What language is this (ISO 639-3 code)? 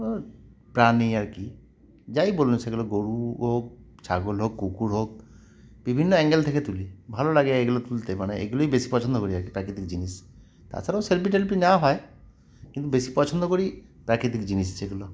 ben